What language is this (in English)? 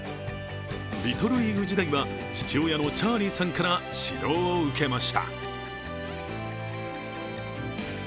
Japanese